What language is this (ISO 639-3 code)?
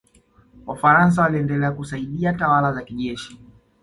swa